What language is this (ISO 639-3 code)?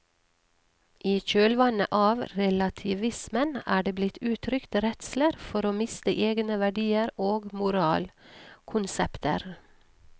nor